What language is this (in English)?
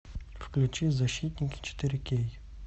Russian